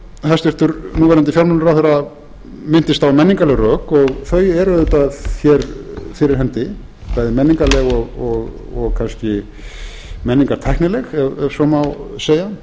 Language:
Icelandic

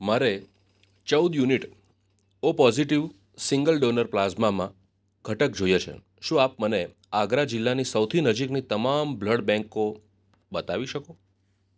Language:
Gujarati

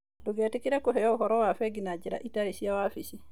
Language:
Kikuyu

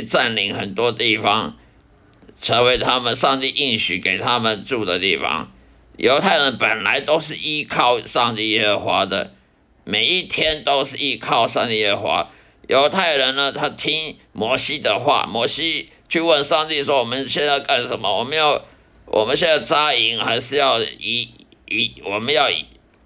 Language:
Chinese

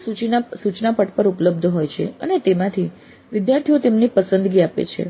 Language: Gujarati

